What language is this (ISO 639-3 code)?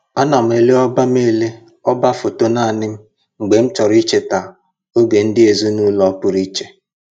ibo